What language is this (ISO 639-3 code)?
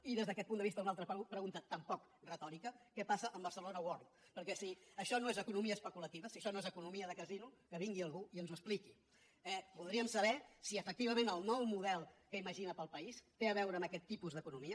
cat